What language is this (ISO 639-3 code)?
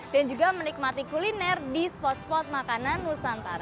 ind